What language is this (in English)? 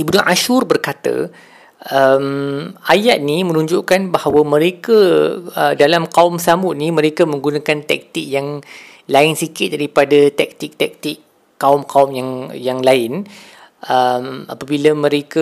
Malay